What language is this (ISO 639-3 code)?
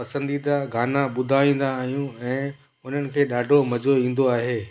snd